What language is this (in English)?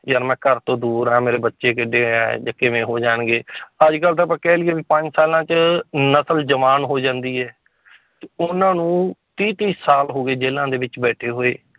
Punjabi